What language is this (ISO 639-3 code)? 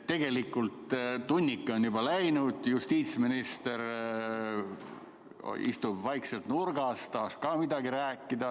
est